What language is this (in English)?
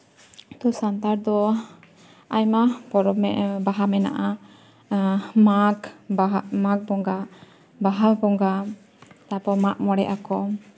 Santali